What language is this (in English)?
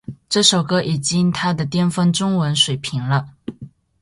Chinese